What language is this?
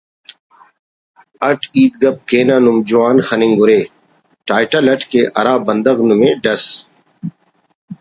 Brahui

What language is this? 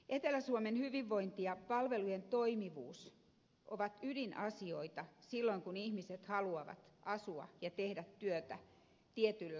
Finnish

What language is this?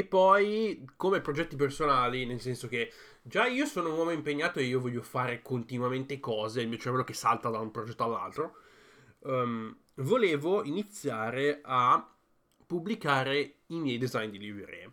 Italian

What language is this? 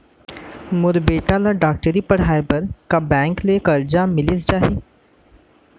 Chhattisgarhi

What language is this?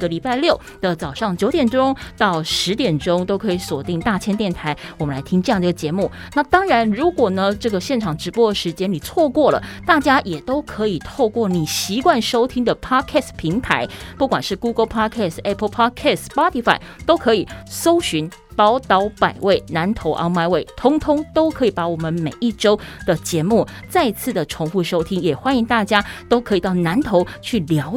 Chinese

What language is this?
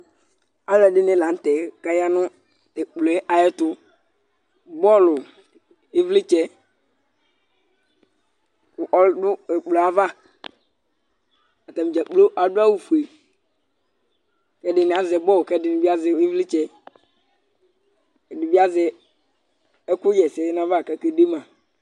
Ikposo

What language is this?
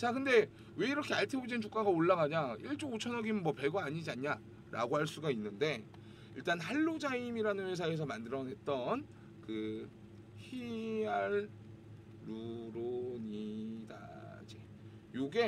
Korean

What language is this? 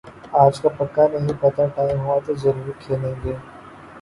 Urdu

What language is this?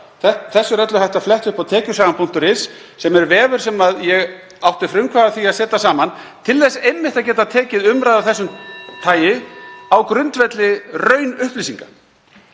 Icelandic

